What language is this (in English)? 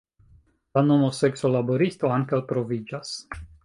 Esperanto